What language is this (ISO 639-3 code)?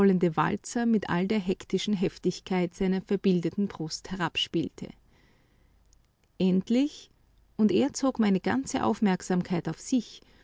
deu